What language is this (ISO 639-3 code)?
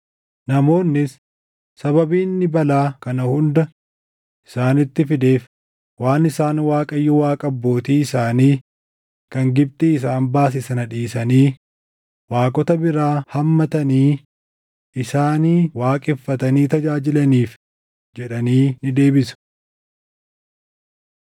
orm